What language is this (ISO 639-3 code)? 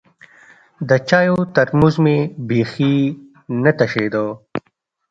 pus